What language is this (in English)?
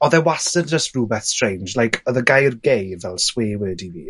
Welsh